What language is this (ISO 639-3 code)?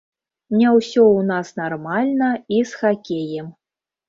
bel